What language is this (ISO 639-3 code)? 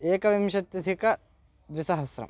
san